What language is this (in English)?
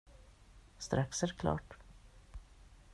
Swedish